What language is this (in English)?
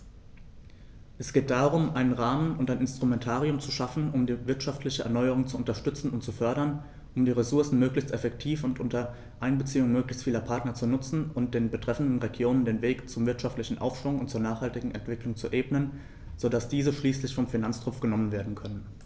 German